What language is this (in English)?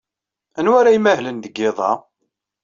Kabyle